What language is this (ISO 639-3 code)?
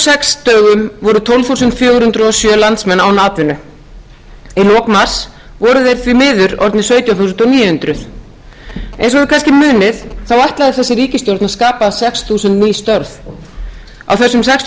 isl